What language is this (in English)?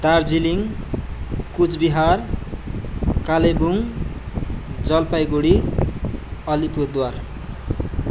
Nepali